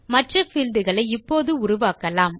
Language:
Tamil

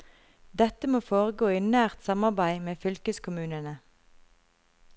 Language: Norwegian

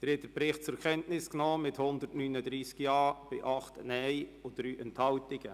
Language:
Swiss German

